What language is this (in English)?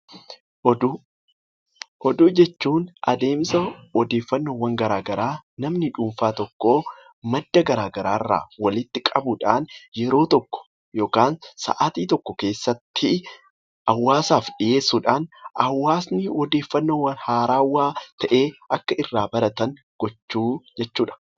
Oromo